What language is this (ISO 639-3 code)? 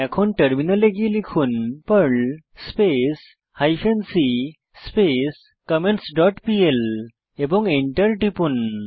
ben